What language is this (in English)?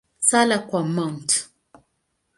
Swahili